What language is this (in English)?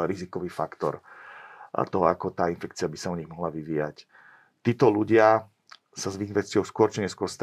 Slovak